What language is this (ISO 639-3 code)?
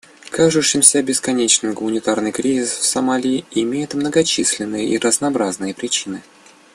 rus